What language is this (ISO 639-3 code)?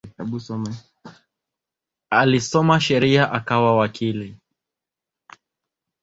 swa